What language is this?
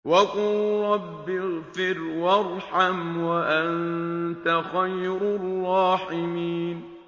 Arabic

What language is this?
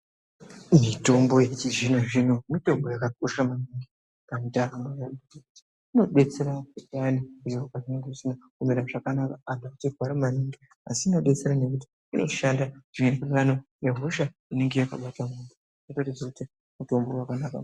Ndau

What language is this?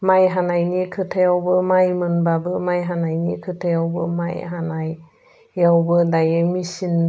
Bodo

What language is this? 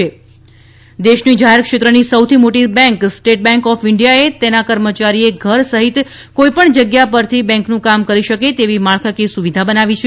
Gujarati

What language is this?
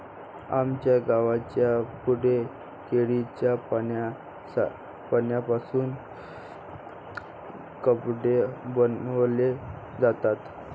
Marathi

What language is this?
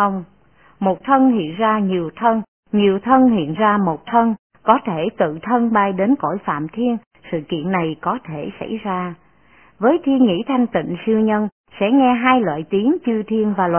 Vietnamese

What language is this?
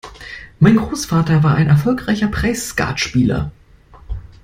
German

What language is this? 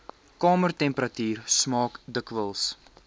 Afrikaans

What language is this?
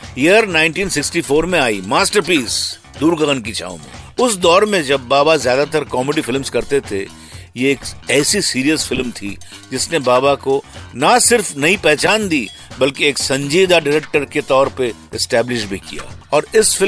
Hindi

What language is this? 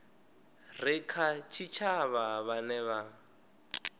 Venda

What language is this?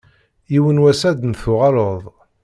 Kabyle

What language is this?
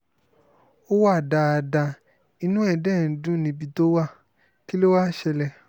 Yoruba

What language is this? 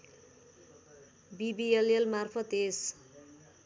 Nepali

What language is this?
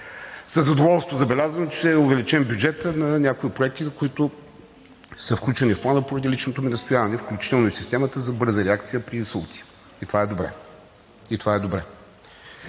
Bulgarian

